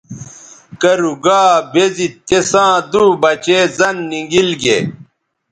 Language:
Bateri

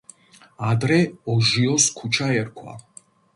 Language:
Georgian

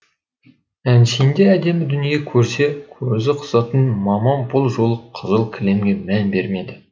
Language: Kazakh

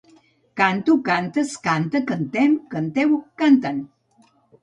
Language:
Catalan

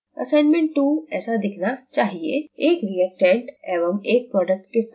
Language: Hindi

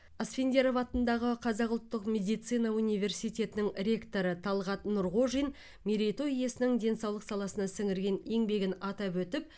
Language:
Kazakh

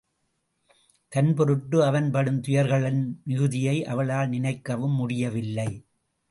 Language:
Tamil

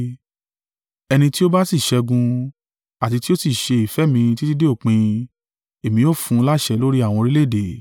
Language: Yoruba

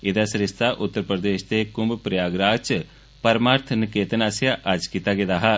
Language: Dogri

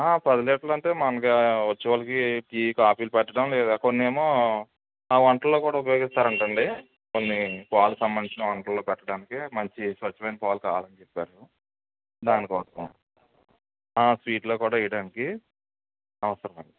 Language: Telugu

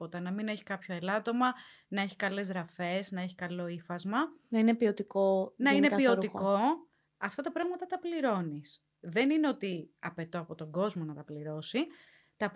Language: Greek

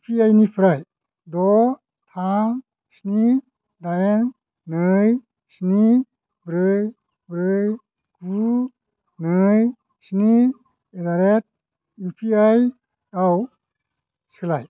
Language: Bodo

